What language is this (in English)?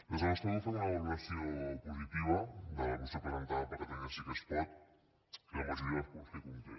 Catalan